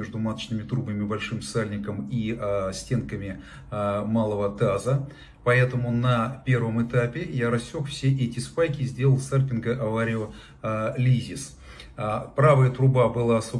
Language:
Russian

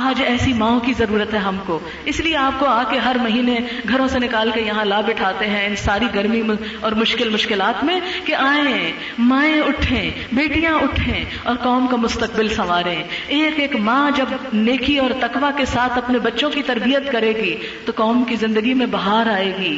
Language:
Urdu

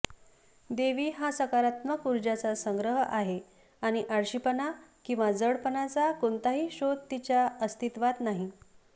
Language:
Marathi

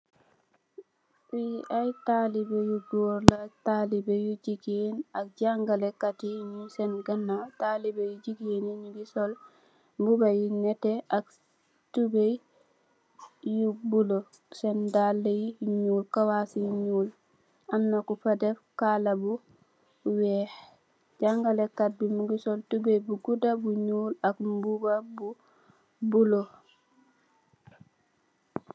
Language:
Wolof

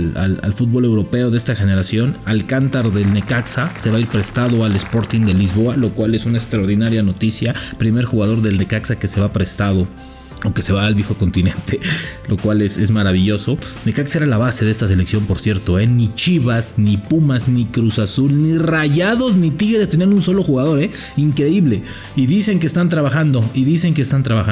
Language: Spanish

